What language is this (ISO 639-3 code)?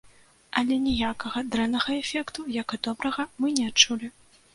bel